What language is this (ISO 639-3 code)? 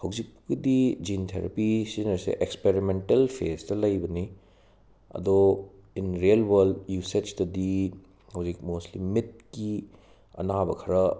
mni